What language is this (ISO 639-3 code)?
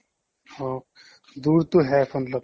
asm